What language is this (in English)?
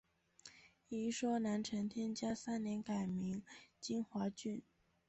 Chinese